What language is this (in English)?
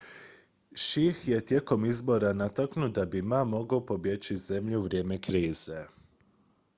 Croatian